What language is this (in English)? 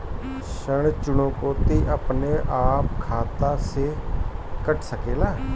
Bhojpuri